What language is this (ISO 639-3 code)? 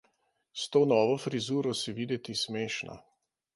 slv